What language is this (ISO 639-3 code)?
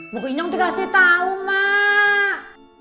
ind